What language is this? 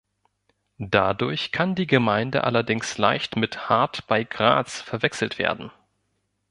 German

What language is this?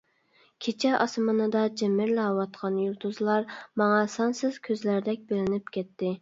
Uyghur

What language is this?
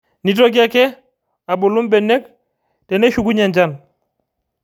Masai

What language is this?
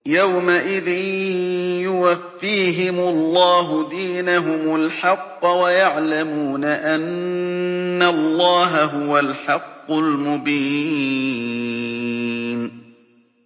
Arabic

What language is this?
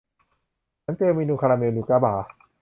Thai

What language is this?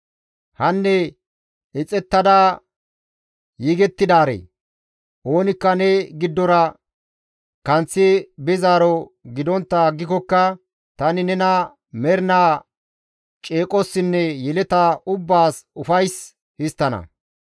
Gamo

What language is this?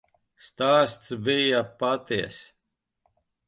Latvian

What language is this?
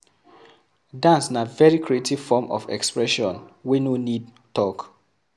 Nigerian Pidgin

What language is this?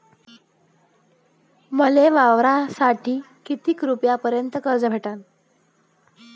Marathi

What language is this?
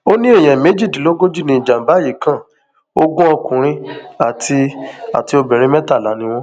Yoruba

